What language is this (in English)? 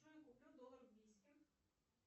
Russian